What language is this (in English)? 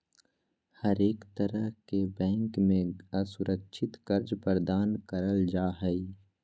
Magahi